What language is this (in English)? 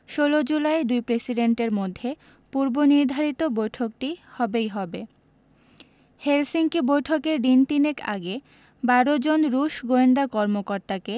Bangla